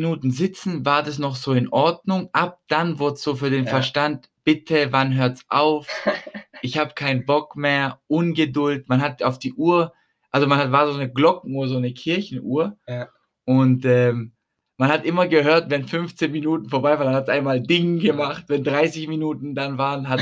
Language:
German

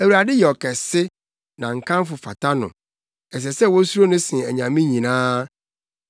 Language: Akan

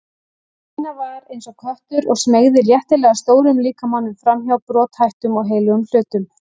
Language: Icelandic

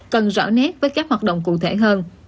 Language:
Vietnamese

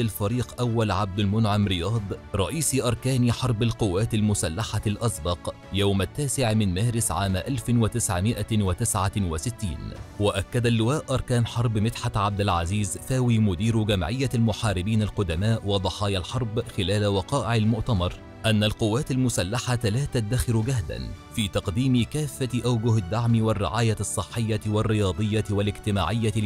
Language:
Arabic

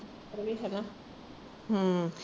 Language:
Punjabi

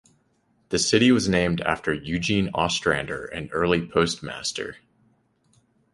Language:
English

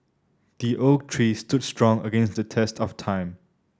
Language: English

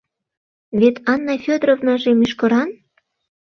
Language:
Mari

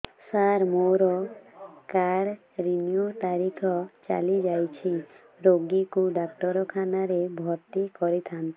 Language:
Odia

